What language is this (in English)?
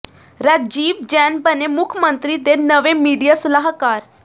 Punjabi